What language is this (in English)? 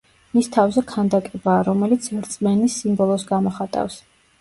Georgian